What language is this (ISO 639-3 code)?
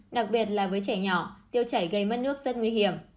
vie